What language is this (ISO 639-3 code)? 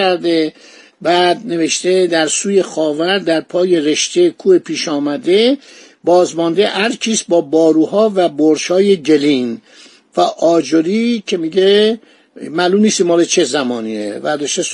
fas